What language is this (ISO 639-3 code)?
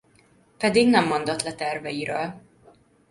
hun